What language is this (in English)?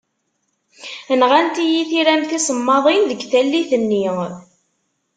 Kabyle